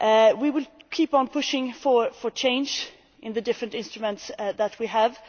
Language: English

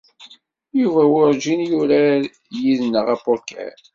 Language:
Kabyle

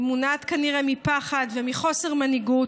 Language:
Hebrew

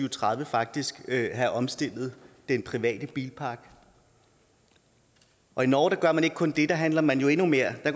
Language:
Danish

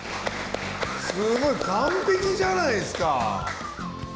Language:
Japanese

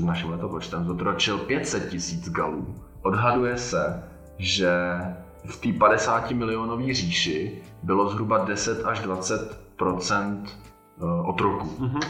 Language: Czech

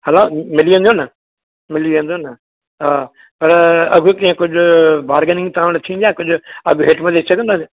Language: Sindhi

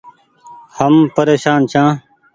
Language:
Goaria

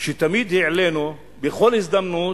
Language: Hebrew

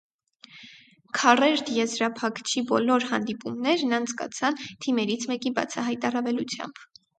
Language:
Armenian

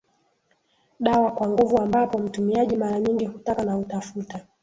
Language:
Swahili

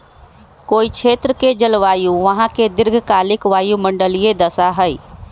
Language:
Magahi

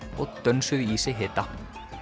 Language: Icelandic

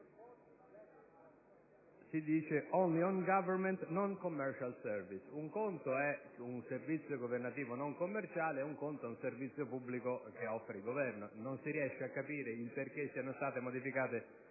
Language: Italian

